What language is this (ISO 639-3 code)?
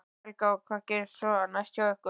isl